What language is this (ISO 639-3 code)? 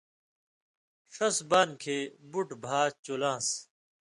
mvy